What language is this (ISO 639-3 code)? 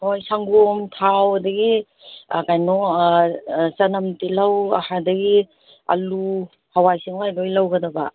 mni